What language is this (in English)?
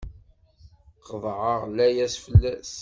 Kabyle